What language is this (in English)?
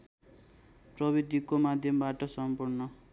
Nepali